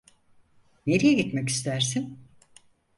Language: Turkish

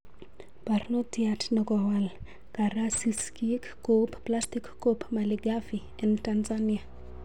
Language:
Kalenjin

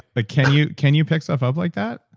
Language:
English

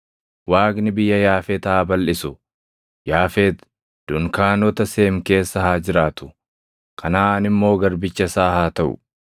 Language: Oromo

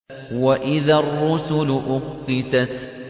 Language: Arabic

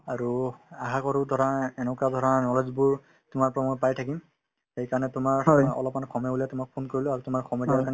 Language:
Assamese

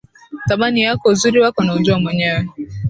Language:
Swahili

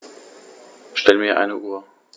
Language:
German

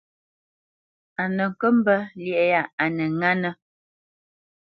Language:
Bamenyam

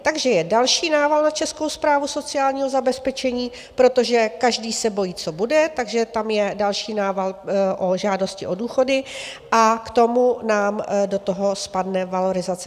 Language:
Czech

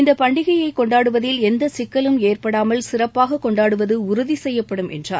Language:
Tamil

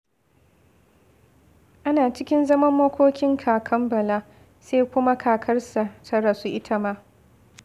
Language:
Hausa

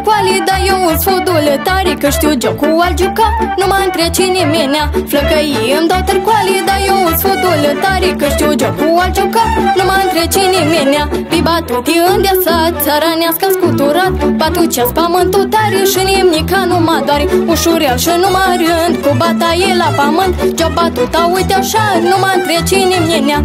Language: Romanian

